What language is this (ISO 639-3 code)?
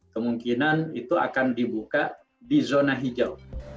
ind